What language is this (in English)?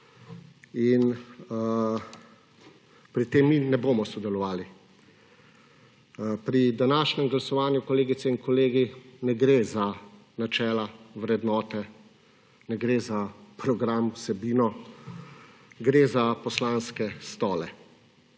Slovenian